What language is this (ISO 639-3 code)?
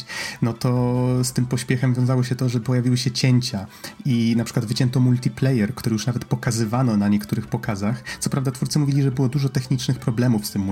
pol